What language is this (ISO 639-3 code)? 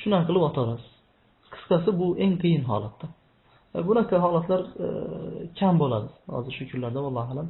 tur